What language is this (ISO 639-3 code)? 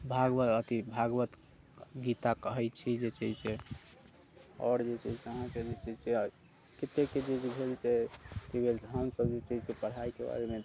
mai